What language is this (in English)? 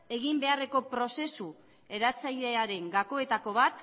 Basque